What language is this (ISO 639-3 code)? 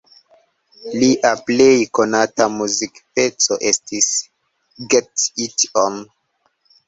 epo